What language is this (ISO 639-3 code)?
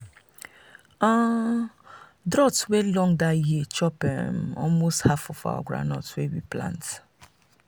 pcm